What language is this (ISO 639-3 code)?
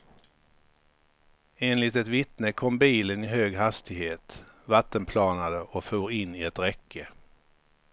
swe